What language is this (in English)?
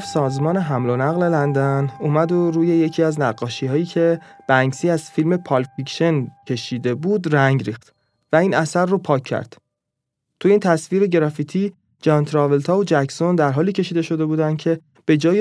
Persian